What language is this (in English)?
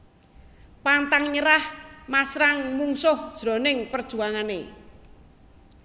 Javanese